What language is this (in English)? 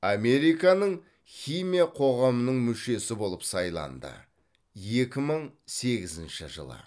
Kazakh